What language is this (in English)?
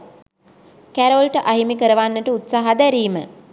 Sinhala